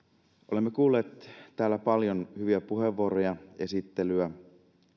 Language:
Finnish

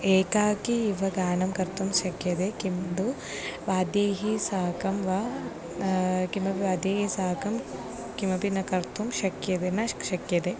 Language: Sanskrit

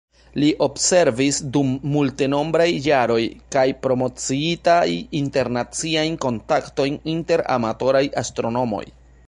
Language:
Esperanto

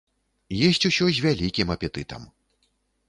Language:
Belarusian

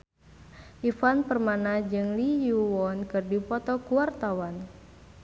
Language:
Sundanese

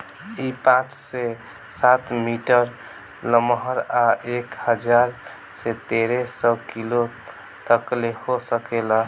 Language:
Bhojpuri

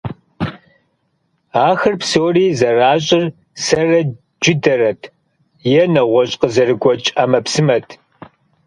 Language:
Kabardian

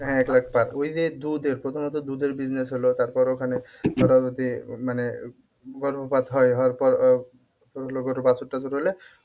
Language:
Bangla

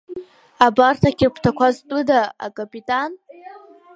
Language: Abkhazian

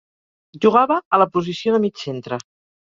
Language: Catalan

